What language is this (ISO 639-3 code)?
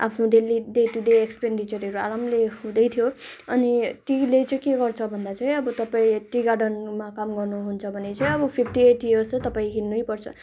nep